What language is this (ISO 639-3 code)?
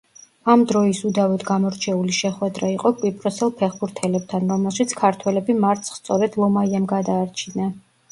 kat